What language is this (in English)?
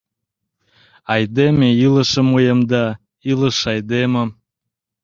Mari